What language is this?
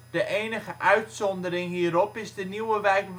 Dutch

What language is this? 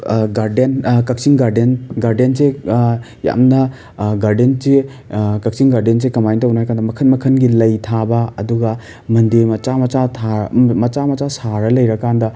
Manipuri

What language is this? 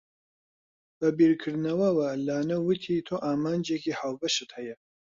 Central Kurdish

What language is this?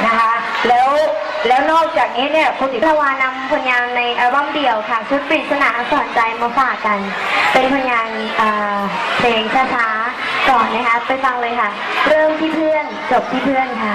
Thai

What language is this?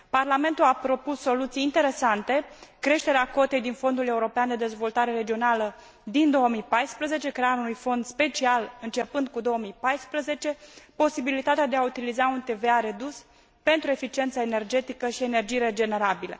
Romanian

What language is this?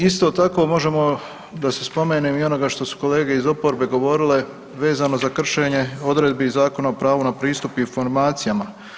Croatian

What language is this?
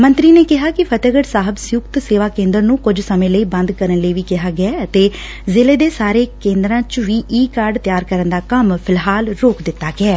Punjabi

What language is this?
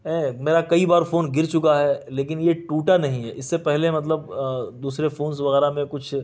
Urdu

